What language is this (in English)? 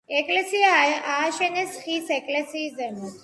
Georgian